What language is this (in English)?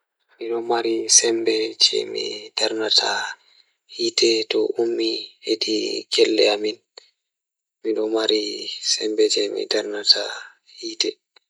Fula